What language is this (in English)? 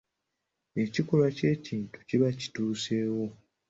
Ganda